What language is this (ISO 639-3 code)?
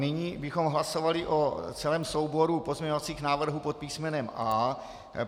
ces